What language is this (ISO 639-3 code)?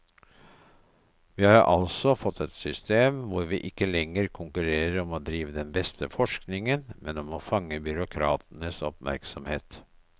nor